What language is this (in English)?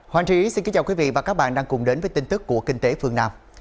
Vietnamese